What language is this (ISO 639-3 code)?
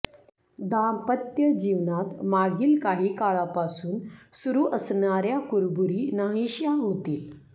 mar